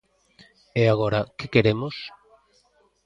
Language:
Galician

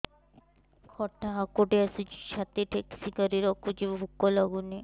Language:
Odia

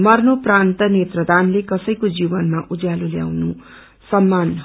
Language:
Nepali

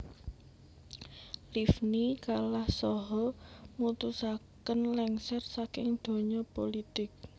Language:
Javanese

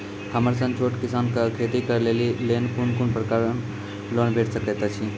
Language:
Maithili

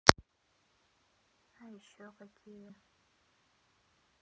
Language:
Russian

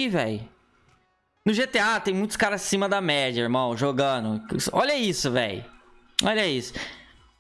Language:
Portuguese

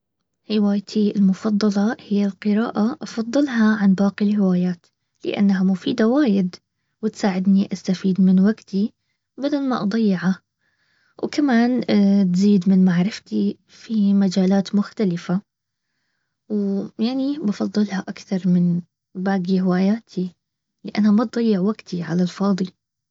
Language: Baharna Arabic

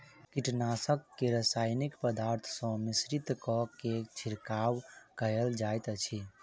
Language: Maithili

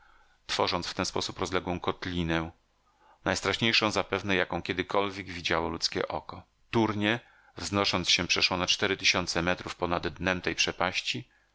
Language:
Polish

